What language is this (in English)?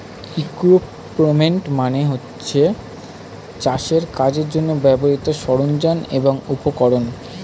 Bangla